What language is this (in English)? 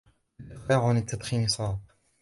Arabic